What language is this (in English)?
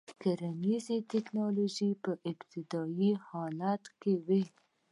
Pashto